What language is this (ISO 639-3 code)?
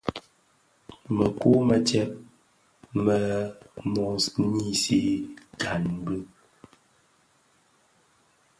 ksf